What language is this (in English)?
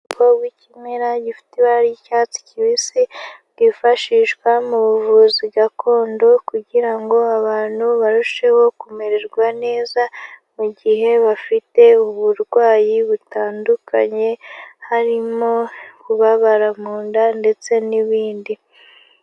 Kinyarwanda